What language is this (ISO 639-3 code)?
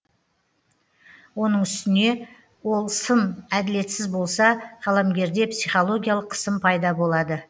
kaz